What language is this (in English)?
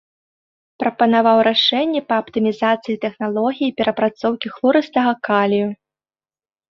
Belarusian